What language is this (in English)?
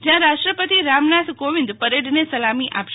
Gujarati